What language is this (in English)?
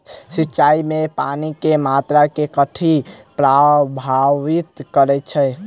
Maithili